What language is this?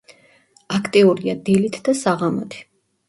Georgian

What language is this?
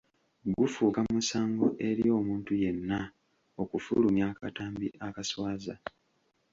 Ganda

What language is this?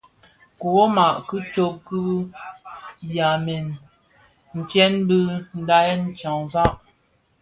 Bafia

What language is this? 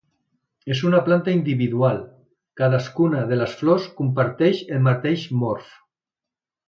Catalan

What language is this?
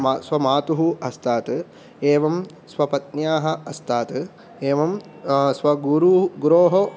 Sanskrit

